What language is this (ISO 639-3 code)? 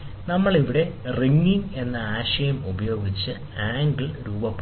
mal